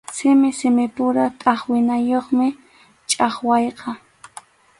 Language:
Arequipa-La Unión Quechua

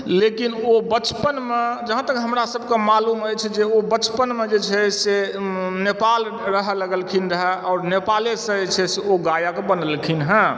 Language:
Maithili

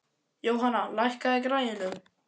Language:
Icelandic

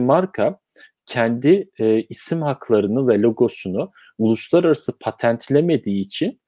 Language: Turkish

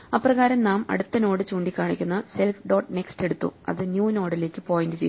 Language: Malayalam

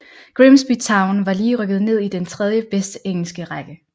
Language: Danish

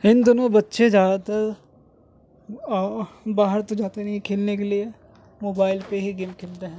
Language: Urdu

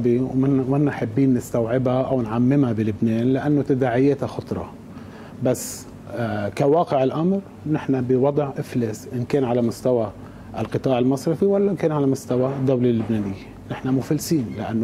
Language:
Arabic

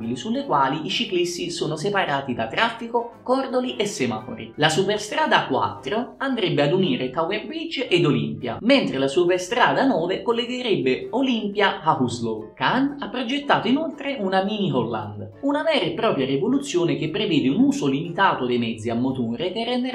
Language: Italian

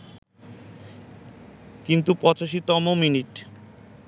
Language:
Bangla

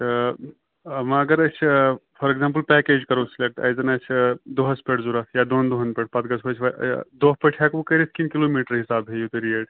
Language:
Kashmiri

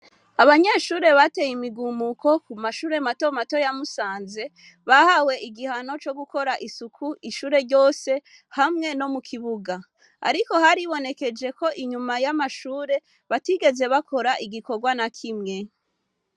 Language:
Rundi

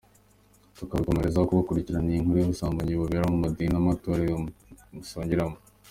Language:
Kinyarwanda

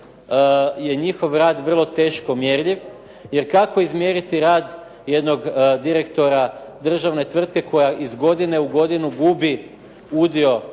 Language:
Croatian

